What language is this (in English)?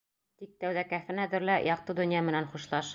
Bashkir